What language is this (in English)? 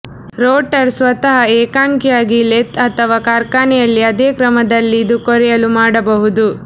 Kannada